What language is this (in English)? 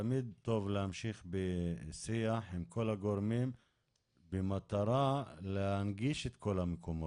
Hebrew